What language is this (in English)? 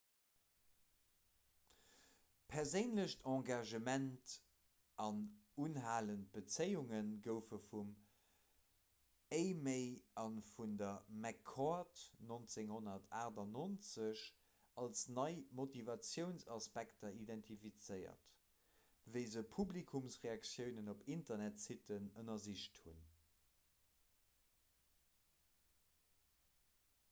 Luxembourgish